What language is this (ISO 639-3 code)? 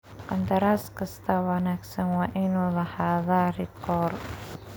som